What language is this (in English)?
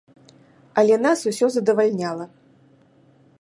Belarusian